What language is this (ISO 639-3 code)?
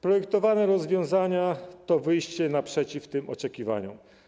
pol